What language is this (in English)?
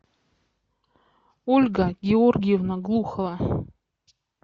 Russian